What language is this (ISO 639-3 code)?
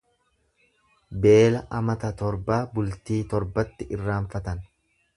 orm